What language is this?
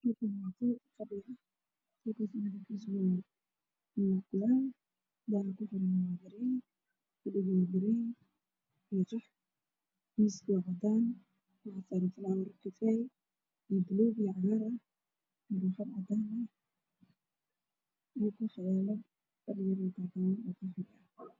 Somali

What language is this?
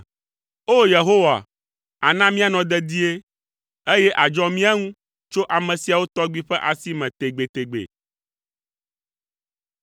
Ewe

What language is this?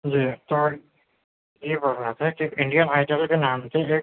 Urdu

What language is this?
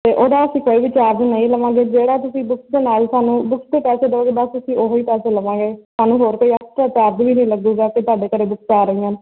Punjabi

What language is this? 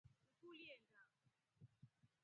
Rombo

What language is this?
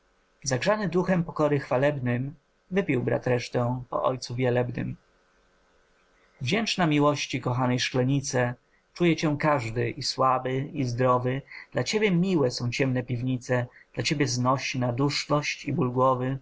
Polish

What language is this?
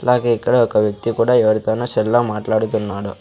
Telugu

